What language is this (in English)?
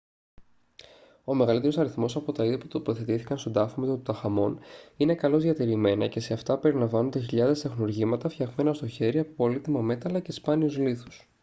Greek